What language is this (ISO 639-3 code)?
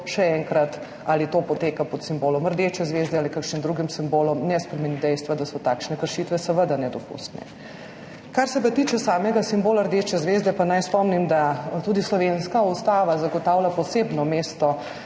slv